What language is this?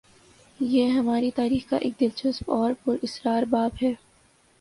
Urdu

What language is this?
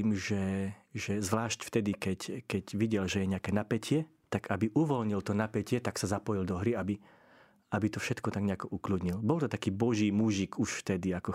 Slovak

